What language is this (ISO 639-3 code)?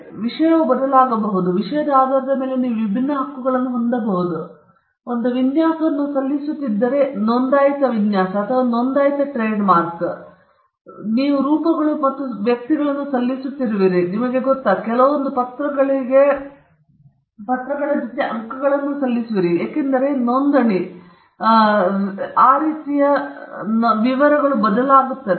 kan